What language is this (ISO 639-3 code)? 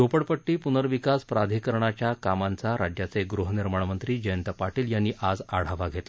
mar